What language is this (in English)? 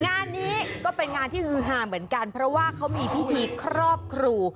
Thai